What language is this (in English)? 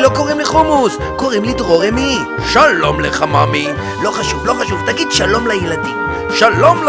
Hebrew